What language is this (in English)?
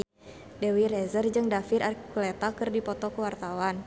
Sundanese